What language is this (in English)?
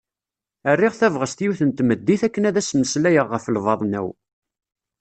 Kabyle